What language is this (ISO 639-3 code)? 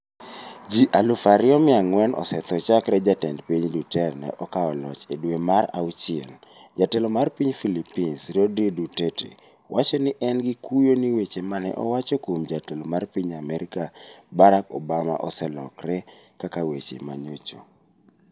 luo